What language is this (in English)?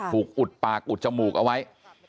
Thai